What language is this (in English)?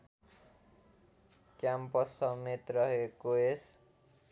Nepali